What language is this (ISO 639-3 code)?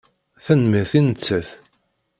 kab